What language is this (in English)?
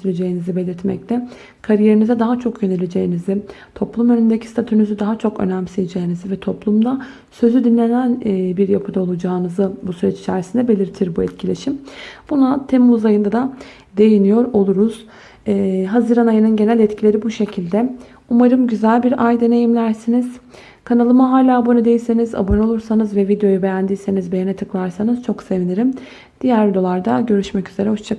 Turkish